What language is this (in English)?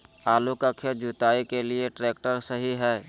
Magahi